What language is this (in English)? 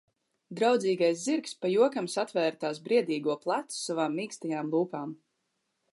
Latvian